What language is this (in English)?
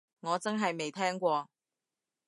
Cantonese